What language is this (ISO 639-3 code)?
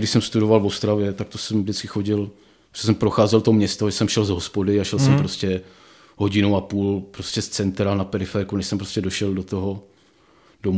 ces